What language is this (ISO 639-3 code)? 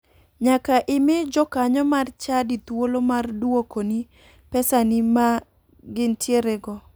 luo